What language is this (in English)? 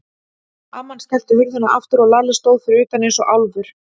Icelandic